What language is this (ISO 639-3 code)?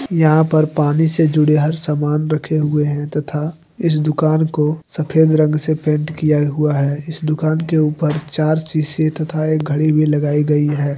hin